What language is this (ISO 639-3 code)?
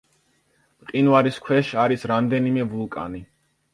kat